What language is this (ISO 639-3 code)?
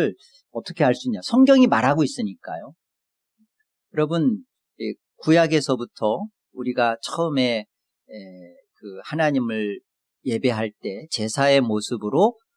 kor